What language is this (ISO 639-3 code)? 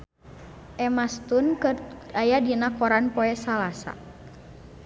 sun